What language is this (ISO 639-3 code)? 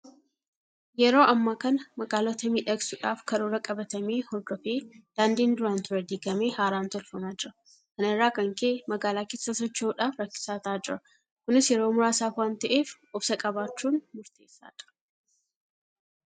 orm